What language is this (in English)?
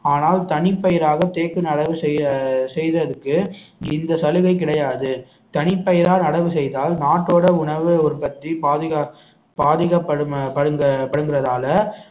Tamil